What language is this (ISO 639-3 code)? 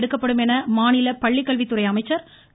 tam